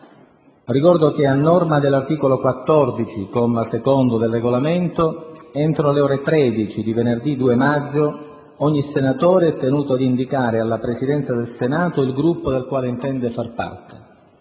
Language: Italian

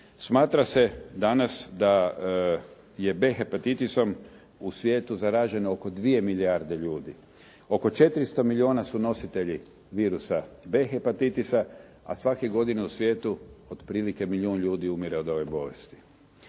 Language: Croatian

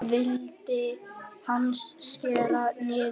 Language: Icelandic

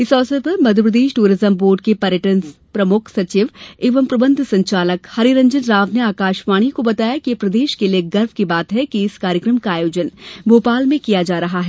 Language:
Hindi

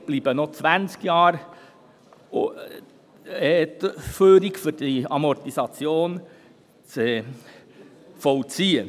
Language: Swiss German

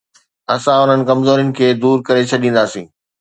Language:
Sindhi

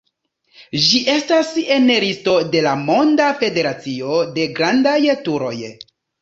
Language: Esperanto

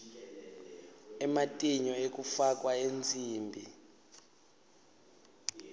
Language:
Swati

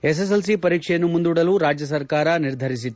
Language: Kannada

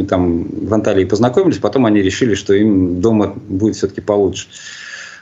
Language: Russian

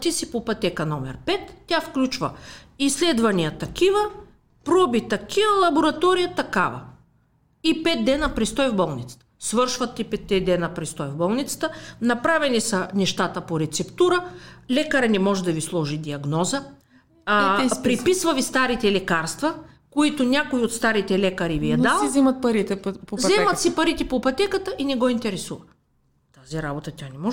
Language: Bulgarian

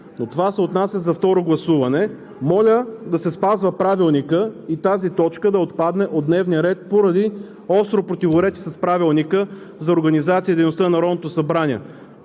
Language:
Bulgarian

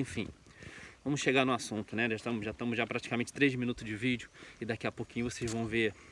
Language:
Portuguese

